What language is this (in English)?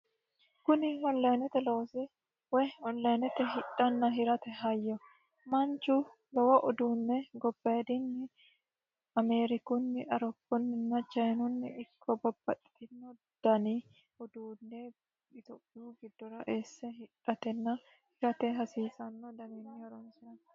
Sidamo